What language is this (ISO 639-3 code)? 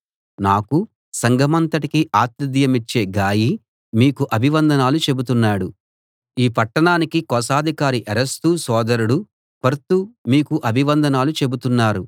tel